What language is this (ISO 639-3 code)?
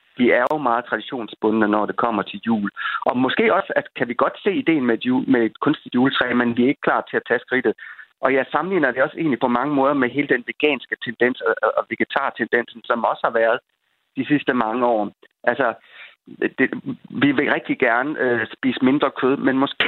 dan